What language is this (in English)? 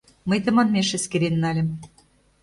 Mari